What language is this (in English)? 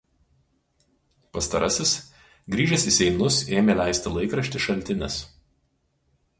Lithuanian